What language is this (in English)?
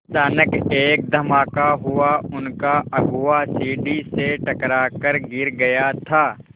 Hindi